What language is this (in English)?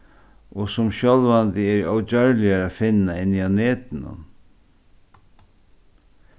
Faroese